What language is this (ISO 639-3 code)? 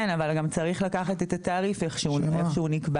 heb